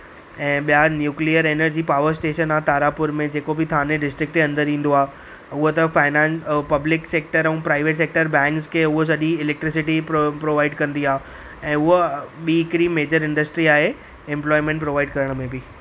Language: Sindhi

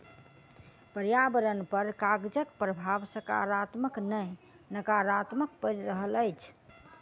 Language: Maithili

